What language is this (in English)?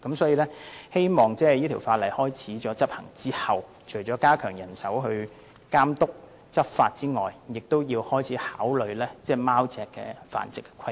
Cantonese